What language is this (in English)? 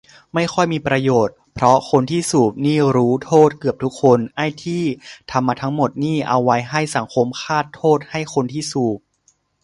Thai